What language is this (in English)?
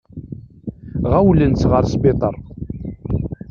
Kabyle